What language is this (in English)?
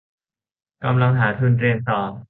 Thai